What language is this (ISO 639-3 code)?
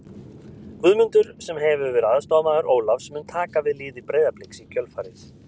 isl